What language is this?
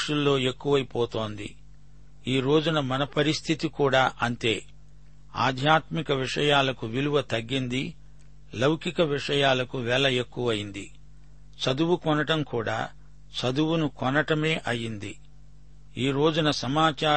Telugu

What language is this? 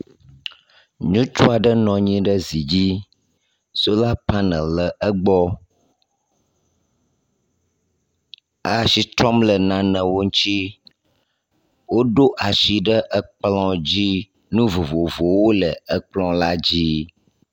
Ewe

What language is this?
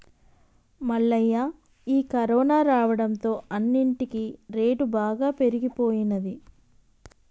Telugu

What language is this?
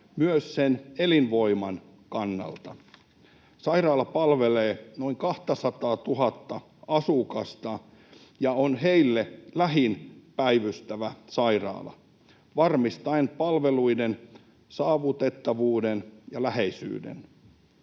Finnish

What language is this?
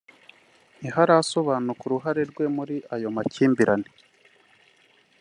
Kinyarwanda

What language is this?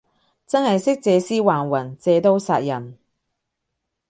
Cantonese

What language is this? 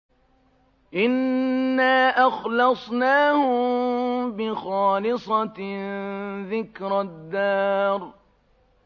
Arabic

